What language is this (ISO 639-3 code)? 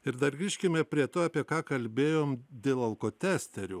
lit